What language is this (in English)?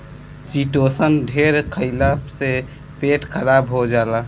Bhojpuri